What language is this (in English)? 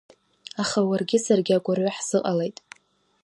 Abkhazian